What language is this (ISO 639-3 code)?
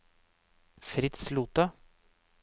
nor